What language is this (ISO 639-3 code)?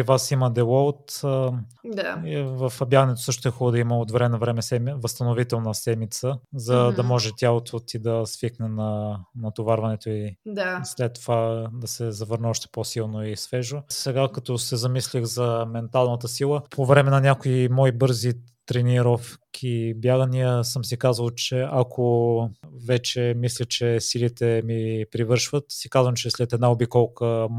bul